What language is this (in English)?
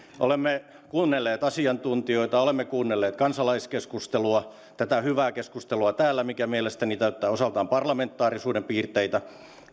Finnish